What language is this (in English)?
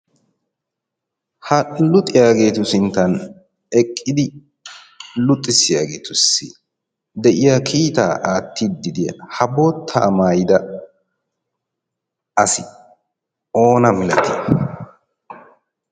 Wolaytta